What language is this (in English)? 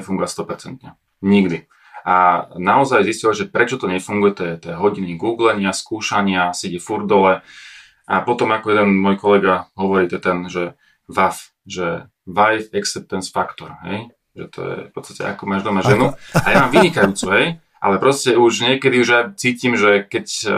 Slovak